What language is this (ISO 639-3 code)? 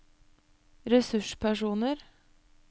nor